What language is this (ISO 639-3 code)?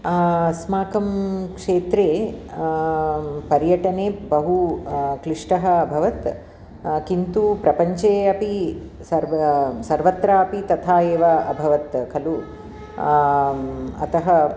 san